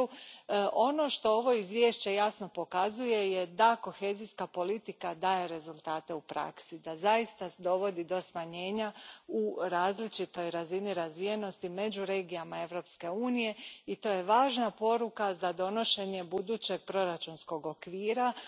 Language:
Croatian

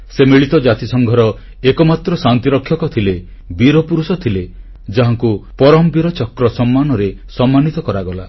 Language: Odia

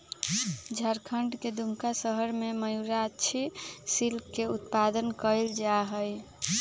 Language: Magahi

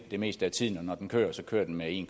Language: Danish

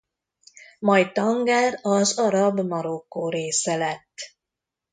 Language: Hungarian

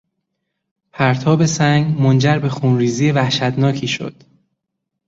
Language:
Persian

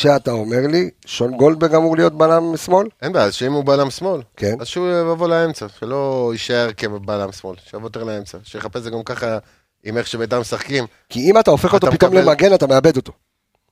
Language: Hebrew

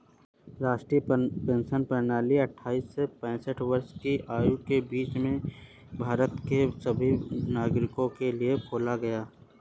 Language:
Hindi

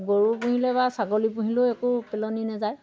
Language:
Assamese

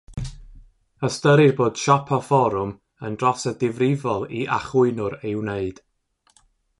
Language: Welsh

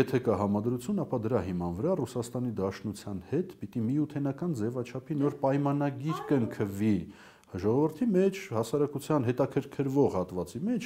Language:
Turkish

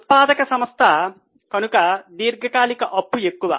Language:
Telugu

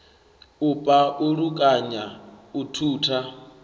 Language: Venda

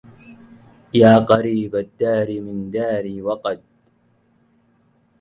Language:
Arabic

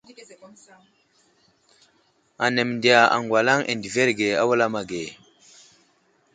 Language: Wuzlam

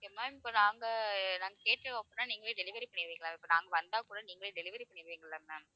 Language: Tamil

